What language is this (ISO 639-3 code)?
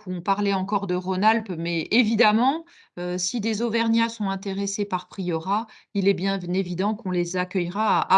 fra